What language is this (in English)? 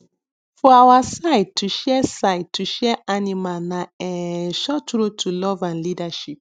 Nigerian Pidgin